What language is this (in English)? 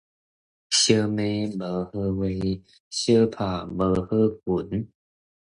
Min Nan Chinese